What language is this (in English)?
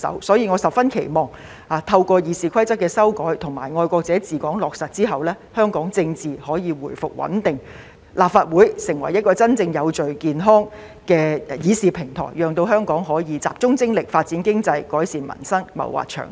Cantonese